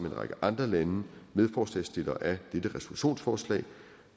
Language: Danish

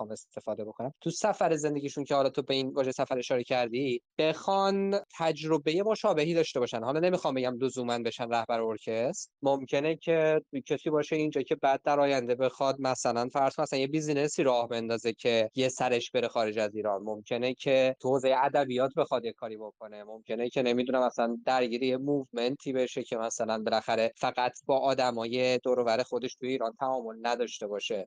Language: Persian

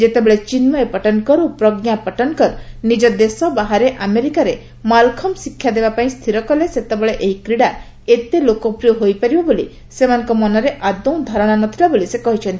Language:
Odia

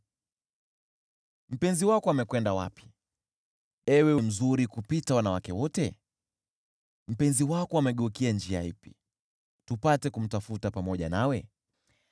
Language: Swahili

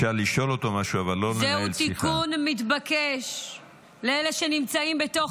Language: Hebrew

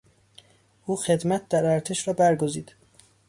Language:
Persian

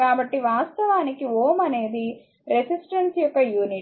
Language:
Telugu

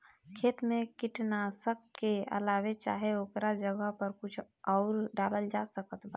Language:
Bhojpuri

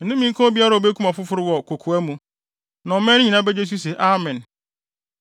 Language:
Akan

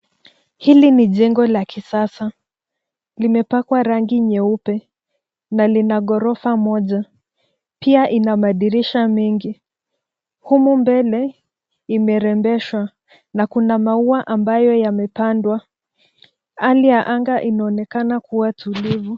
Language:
Swahili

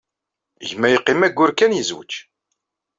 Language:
Kabyle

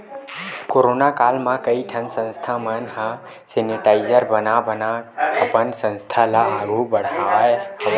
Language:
Chhattisgarhi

